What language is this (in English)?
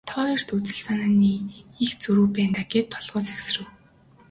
Mongolian